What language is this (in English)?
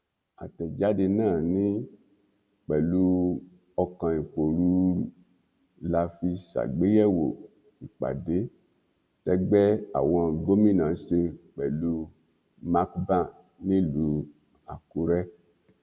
Yoruba